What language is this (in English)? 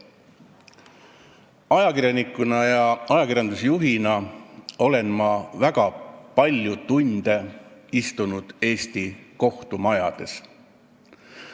Estonian